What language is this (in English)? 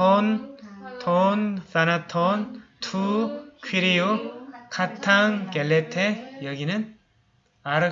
Korean